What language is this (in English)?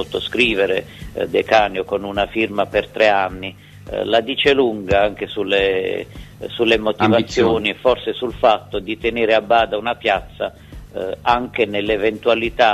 Italian